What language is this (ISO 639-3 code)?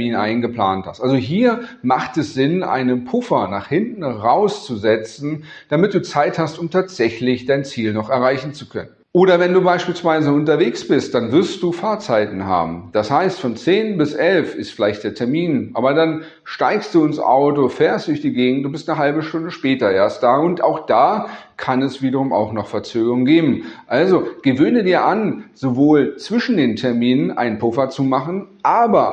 deu